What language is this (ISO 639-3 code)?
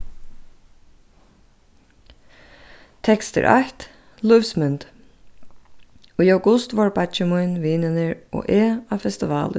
fao